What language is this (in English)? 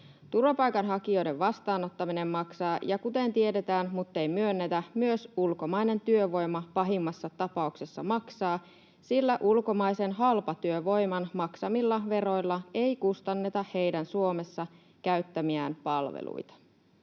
Finnish